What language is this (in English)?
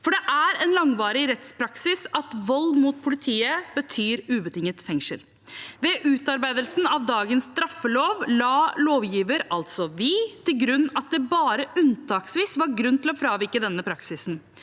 Norwegian